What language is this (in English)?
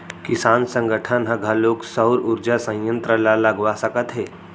Chhattisgarhi